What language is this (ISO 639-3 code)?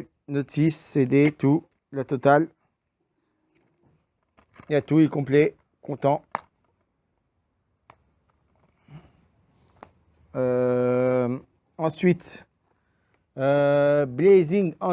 fra